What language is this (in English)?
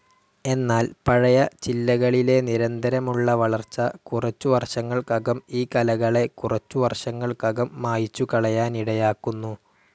Malayalam